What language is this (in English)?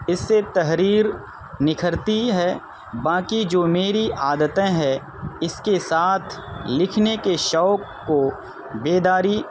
Urdu